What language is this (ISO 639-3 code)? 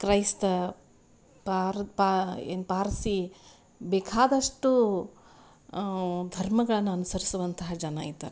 kan